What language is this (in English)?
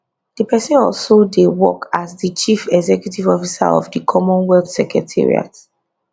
Nigerian Pidgin